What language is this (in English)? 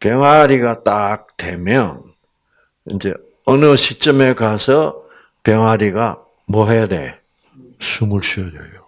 Korean